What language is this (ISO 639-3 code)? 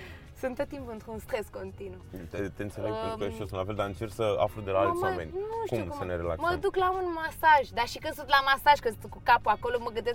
ron